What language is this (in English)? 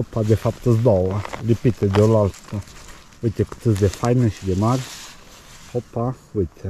Romanian